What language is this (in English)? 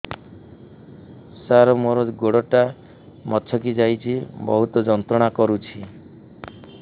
Odia